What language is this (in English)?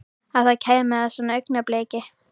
Icelandic